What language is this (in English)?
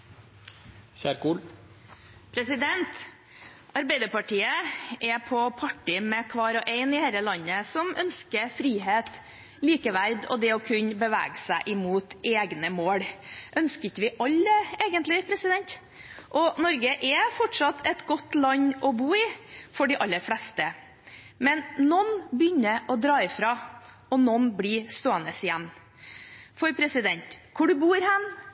Norwegian